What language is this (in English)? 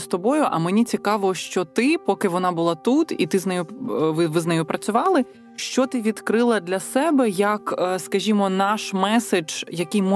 Ukrainian